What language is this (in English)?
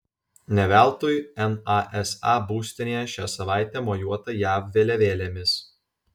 Lithuanian